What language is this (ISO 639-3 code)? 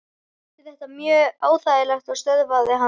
isl